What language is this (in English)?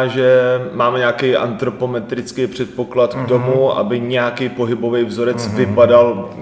Czech